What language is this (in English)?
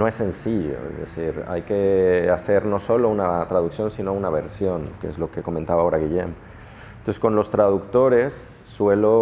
Spanish